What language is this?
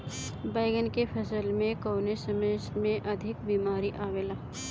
Bhojpuri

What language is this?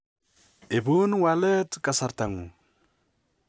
Kalenjin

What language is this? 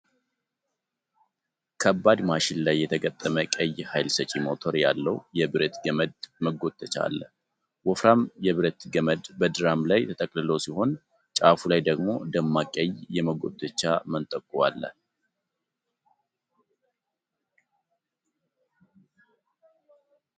Amharic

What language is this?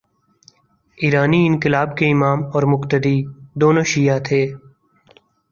Urdu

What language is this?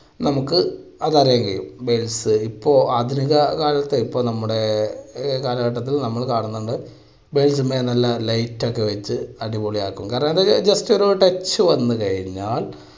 Malayalam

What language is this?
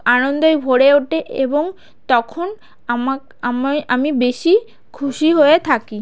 Bangla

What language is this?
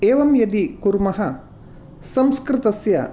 Sanskrit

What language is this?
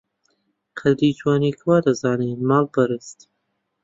Central Kurdish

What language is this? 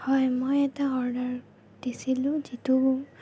Assamese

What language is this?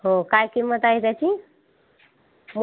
Marathi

